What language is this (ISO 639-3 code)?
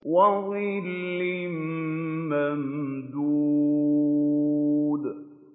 ara